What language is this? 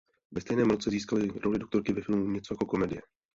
Czech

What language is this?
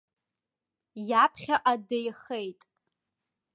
Abkhazian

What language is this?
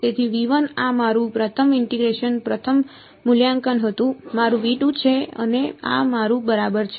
Gujarati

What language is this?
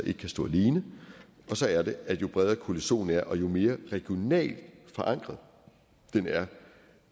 Danish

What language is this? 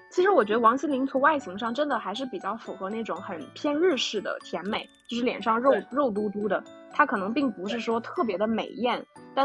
Chinese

